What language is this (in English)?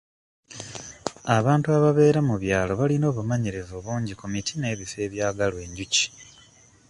Ganda